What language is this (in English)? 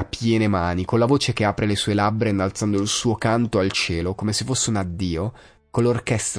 Italian